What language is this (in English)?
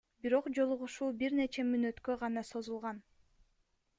Kyrgyz